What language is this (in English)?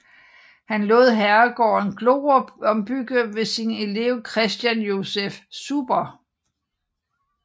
Danish